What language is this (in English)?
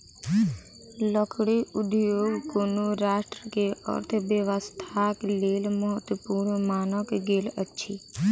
Maithili